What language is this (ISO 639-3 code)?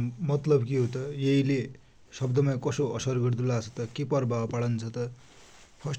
dty